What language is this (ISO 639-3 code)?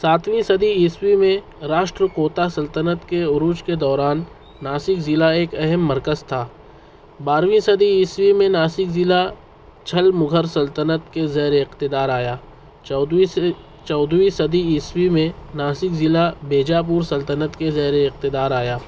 urd